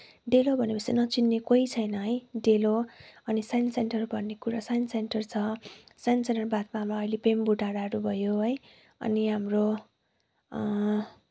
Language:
Nepali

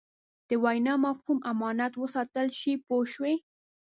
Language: Pashto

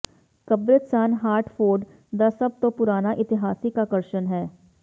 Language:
Punjabi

